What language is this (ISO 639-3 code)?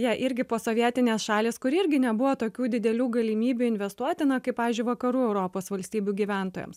lit